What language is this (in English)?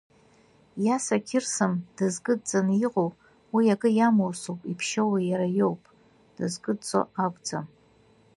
Abkhazian